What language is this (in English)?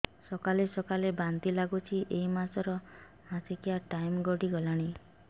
Odia